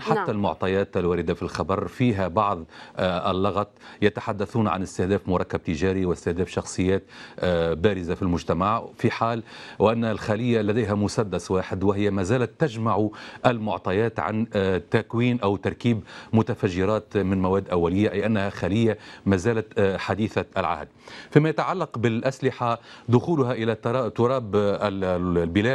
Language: Arabic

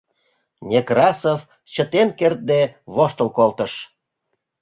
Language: Mari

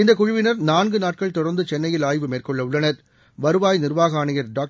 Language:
Tamil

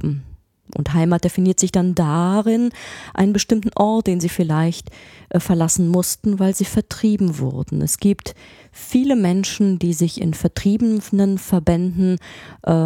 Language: German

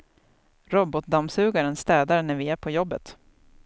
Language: Swedish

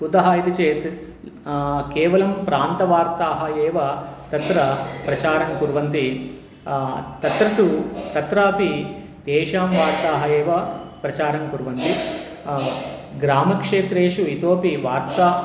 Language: Sanskrit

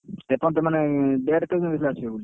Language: Odia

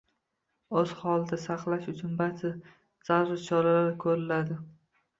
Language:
Uzbek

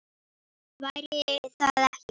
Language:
Icelandic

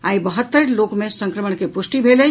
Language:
Maithili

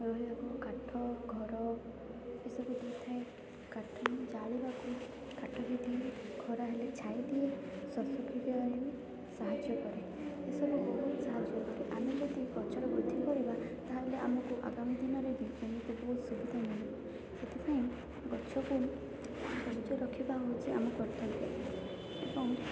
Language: Odia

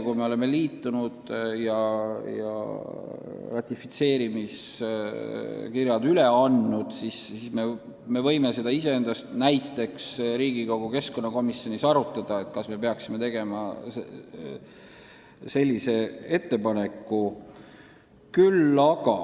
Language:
Estonian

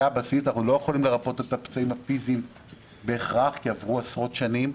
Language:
Hebrew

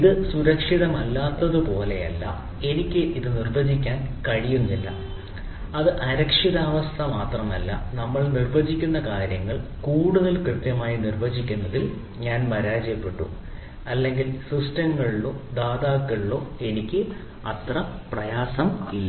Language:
Malayalam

